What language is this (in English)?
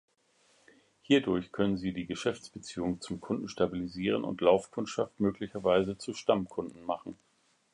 German